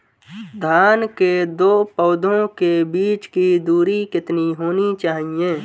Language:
Hindi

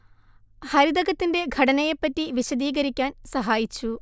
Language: Malayalam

